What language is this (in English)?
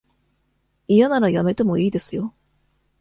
Japanese